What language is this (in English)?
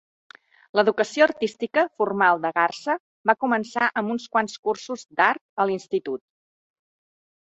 Catalan